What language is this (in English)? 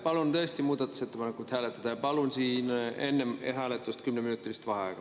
Estonian